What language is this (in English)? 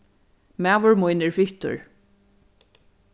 Faroese